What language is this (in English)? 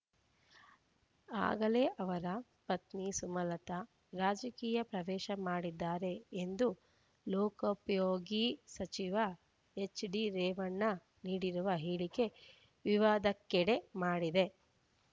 Kannada